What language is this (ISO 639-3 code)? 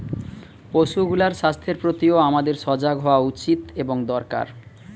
ben